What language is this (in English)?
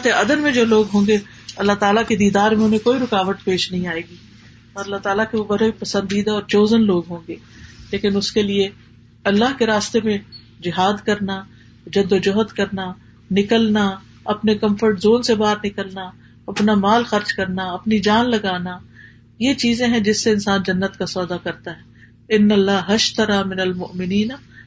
Urdu